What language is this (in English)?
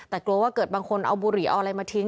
Thai